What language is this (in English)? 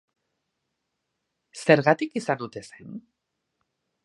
Basque